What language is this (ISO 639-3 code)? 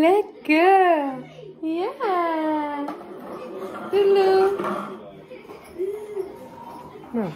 nld